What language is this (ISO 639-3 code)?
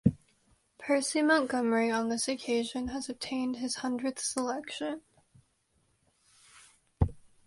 eng